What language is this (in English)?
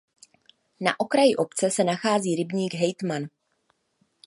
Czech